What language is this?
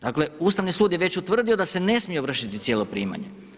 Croatian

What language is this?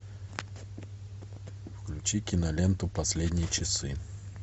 Russian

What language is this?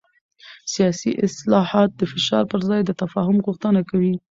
Pashto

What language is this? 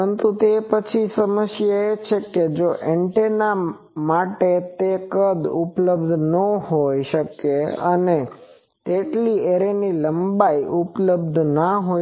Gujarati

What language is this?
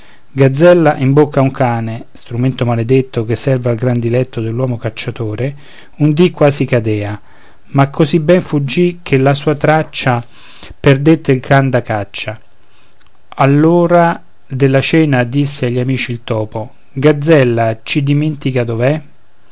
Italian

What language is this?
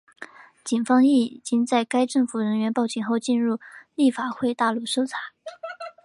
Chinese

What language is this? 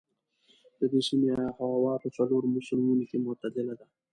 Pashto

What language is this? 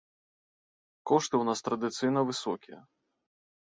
Belarusian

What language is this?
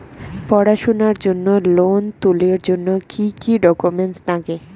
Bangla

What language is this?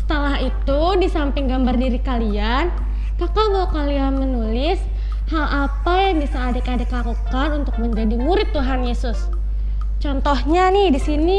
Indonesian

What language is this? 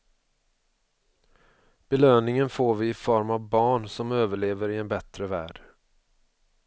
Swedish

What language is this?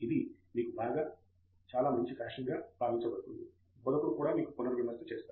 Telugu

